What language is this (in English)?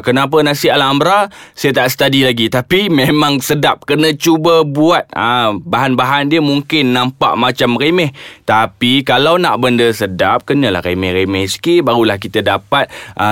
Malay